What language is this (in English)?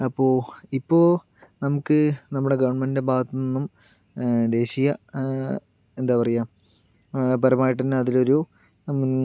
Malayalam